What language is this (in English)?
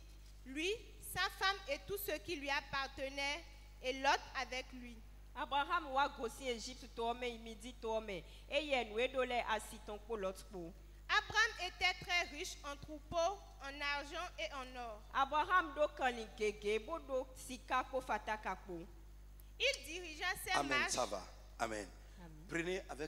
French